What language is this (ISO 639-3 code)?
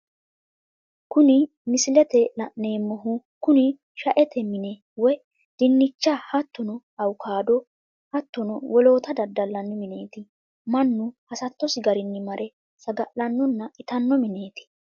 sid